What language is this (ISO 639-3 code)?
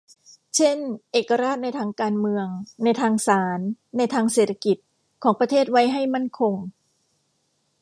tha